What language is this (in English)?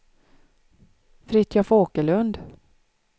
Swedish